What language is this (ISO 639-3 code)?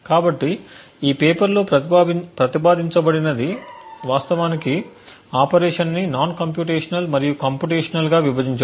tel